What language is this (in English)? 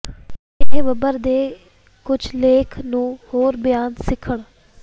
Punjabi